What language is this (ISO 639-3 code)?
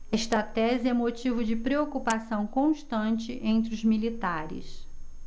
por